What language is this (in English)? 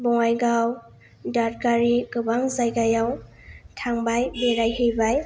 Bodo